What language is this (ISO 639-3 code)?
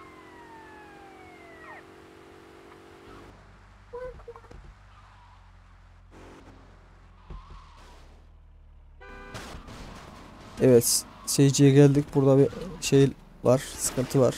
tur